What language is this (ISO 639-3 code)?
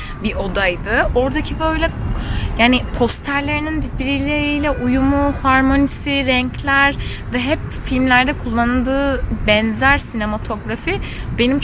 tur